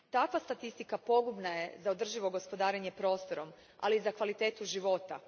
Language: Croatian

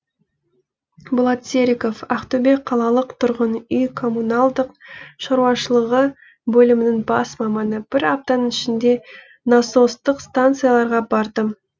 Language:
Kazakh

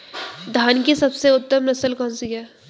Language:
Hindi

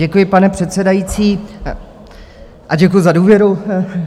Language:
Czech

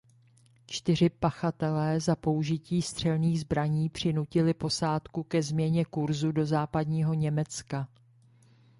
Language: Czech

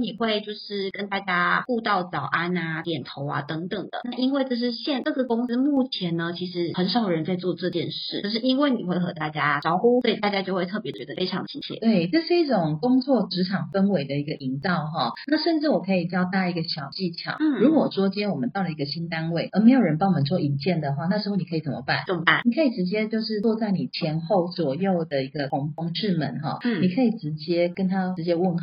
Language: Chinese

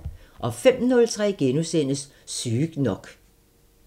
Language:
Danish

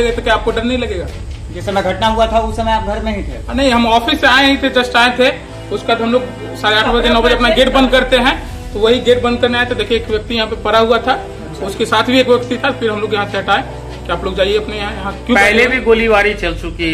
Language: Hindi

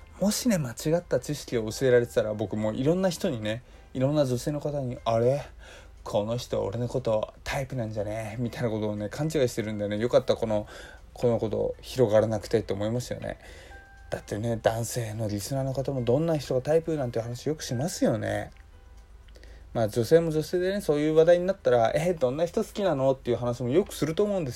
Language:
Japanese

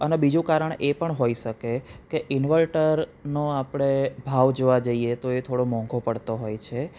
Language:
Gujarati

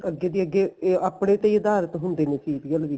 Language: Punjabi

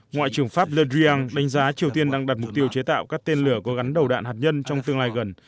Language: Vietnamese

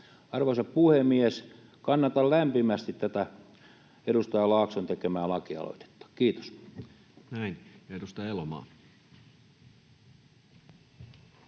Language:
Finnish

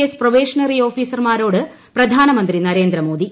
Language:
Malayalam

